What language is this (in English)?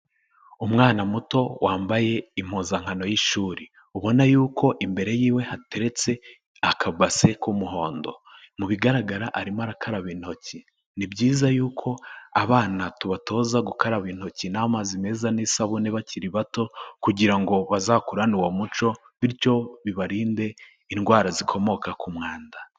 Kinyarwanda